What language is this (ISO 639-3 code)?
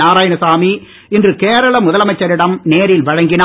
tam